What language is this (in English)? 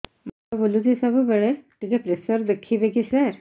Odia